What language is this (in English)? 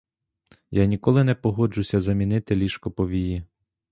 Ukrainian